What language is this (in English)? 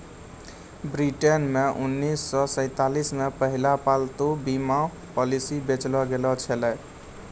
Maithili